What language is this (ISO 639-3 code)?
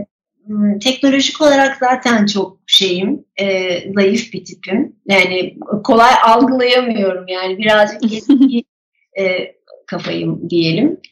tur